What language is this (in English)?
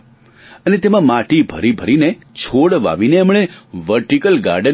Gujarati